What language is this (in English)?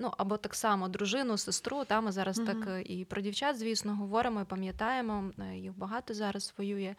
Ukrainian